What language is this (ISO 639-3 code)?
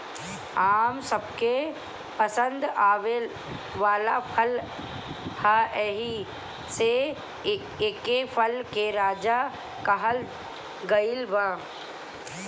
bho